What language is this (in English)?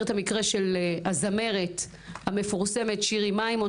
Hebrew